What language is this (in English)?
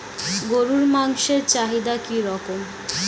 Bangla